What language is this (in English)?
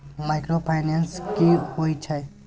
Maithili